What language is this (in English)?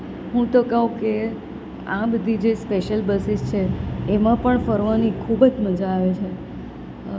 Gujarati